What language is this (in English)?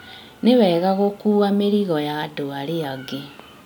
Kikuyu